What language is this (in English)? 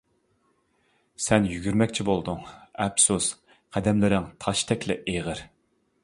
Uyghur